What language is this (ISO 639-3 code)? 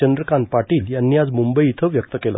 mar